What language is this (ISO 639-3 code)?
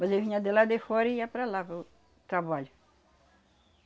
por